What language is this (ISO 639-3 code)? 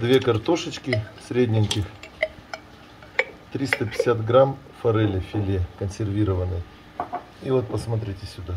rus